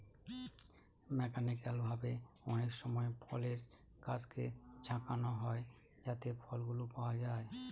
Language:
Bangla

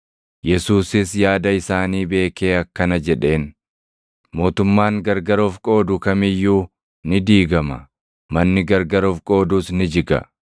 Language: Oromo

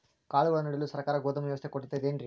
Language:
Kannada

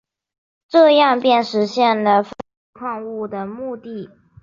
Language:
Chinese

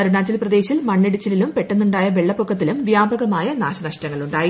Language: Malayalam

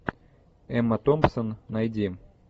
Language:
Russian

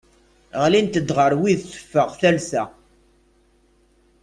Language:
Kabyle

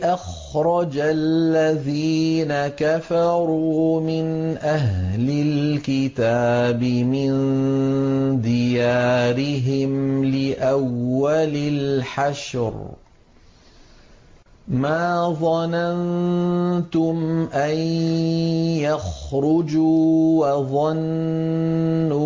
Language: Arabic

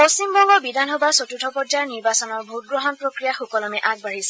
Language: Assamese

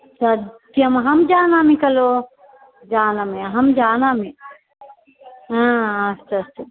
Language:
Sanskrit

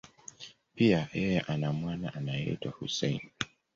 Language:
Swahili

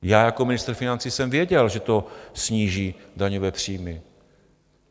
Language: Czech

